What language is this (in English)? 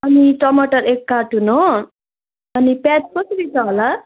Nepali